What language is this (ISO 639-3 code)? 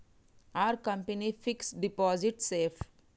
tel